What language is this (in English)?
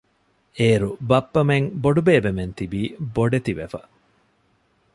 Divehi